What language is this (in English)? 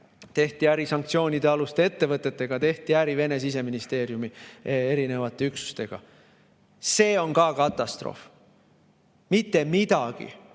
Estonian